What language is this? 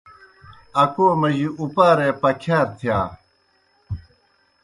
Kohistani Shina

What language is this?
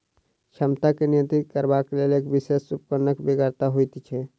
Maithili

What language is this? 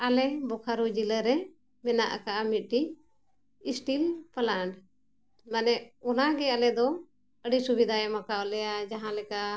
Santali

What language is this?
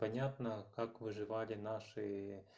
Russian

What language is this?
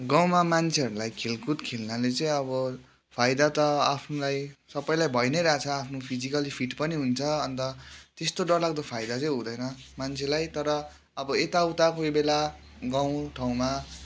Nepali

